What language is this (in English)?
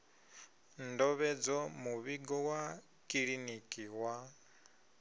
Venda